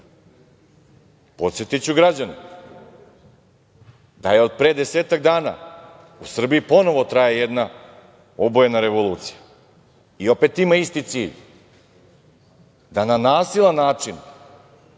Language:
Serbian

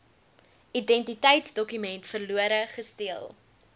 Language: Afrikaans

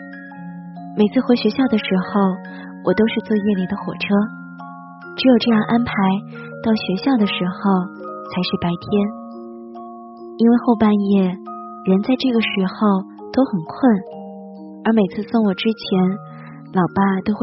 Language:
Chinese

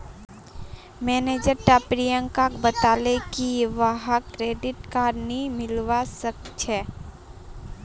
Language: Magahi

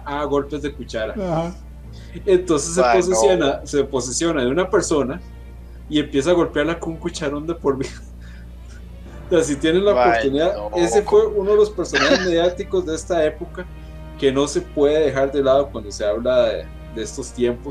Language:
Spanish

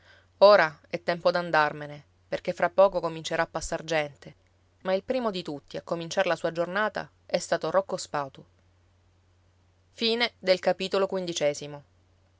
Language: Italian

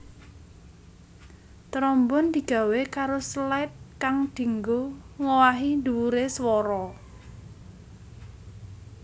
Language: Javanese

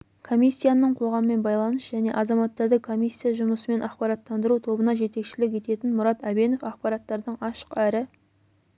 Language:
Kazakh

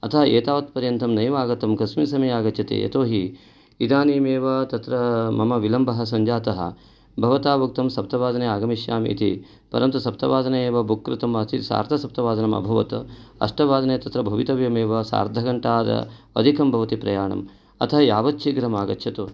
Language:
Sanskrit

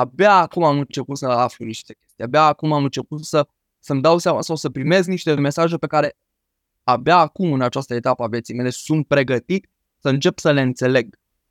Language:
Romanian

